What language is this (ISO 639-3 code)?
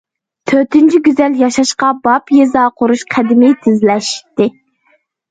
uig